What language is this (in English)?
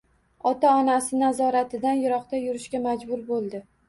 Uzbek